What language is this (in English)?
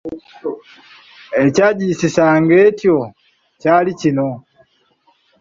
Ganda